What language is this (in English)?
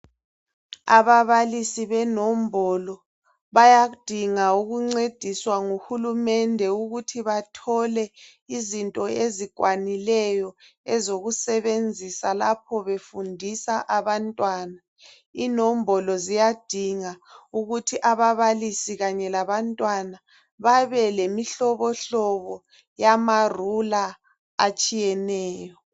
North Ndebele